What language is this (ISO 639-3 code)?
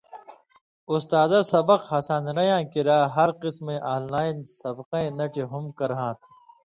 mvy